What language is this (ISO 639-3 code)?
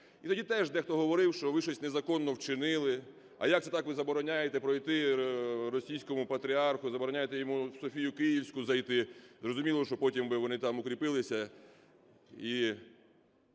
ukr